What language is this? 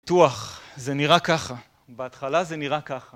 Hebrew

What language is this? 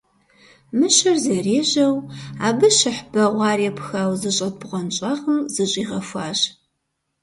Kabardian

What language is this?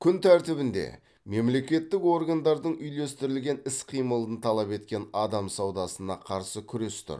Kazakh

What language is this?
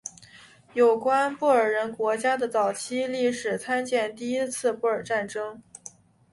Chinese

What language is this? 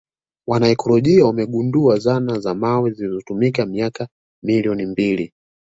Swahili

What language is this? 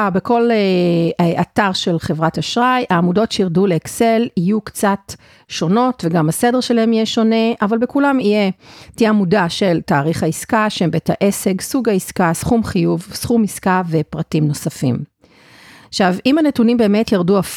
Hebrew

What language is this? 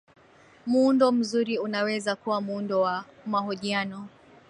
Swahili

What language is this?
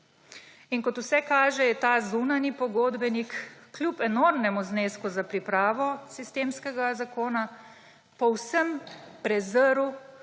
Slovenian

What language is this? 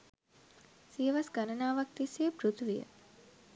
Sinhala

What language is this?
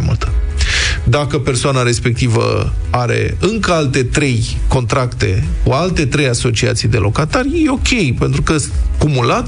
Romanian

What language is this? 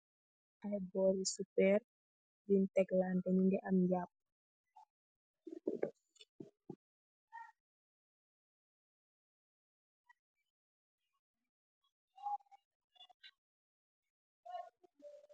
Wolof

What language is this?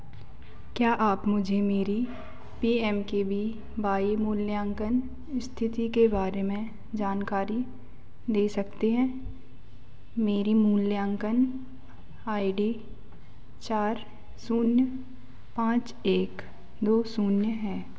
Hindi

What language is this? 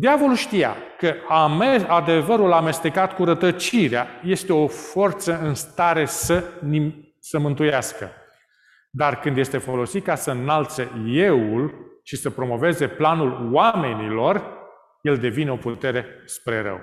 Romanian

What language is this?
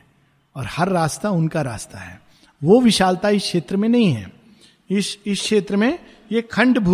Hindi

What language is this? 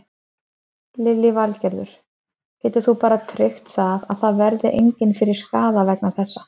Icelandic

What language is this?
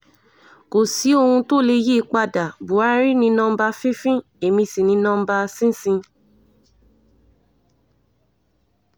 Yoruba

